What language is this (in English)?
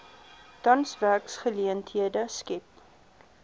Afrikaans